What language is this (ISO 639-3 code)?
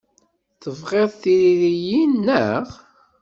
kab